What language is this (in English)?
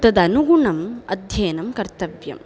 Sanskrit